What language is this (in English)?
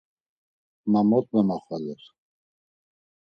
Laz